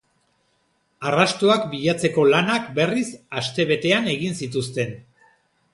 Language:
Basque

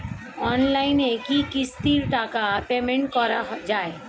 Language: Bangla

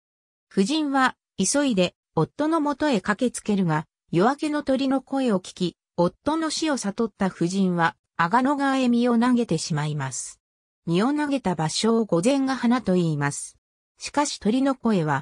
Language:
Japanese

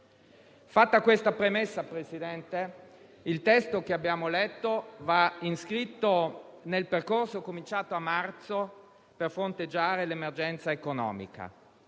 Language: Italian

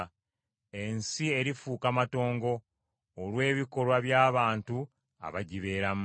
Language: Ganda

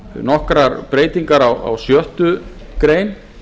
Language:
Icelandic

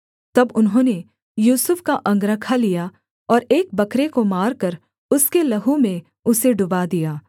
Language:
Hindi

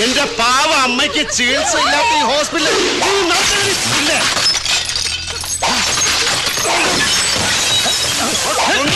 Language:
Malayalam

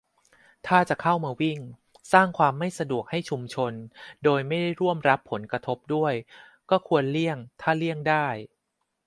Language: Thai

